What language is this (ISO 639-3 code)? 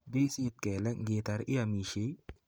kln